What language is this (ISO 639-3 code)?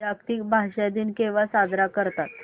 mar